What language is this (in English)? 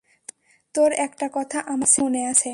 Bangla